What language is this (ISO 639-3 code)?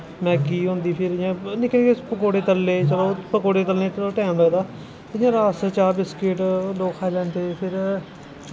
doi